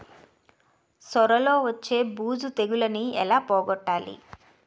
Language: Telugu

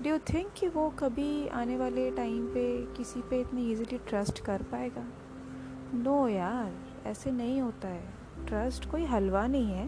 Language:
Hindi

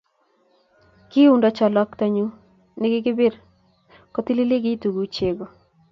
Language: Kalenjin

